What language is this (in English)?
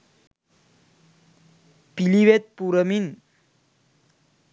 Sinhala